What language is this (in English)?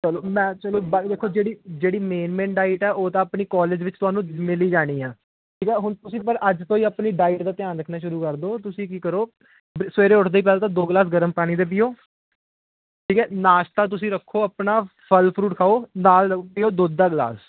Punjabi